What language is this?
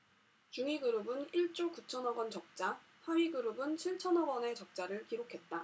Korean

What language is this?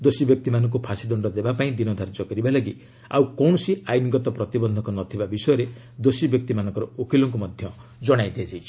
Odia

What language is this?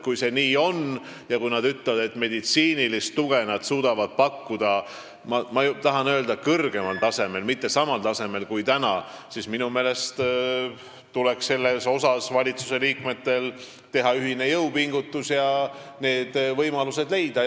Estonian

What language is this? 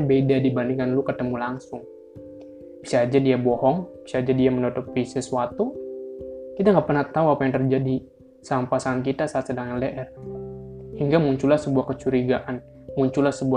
Indonesian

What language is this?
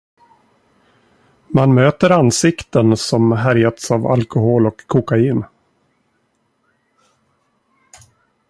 Swedish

